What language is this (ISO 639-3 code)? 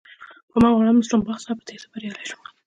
pus